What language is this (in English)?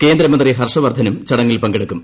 Malayalam